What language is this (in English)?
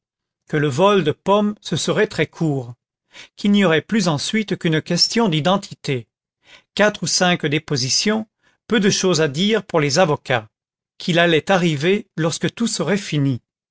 French